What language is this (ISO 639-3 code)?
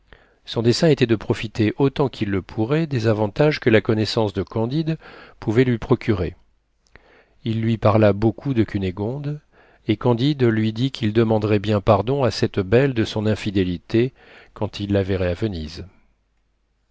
fra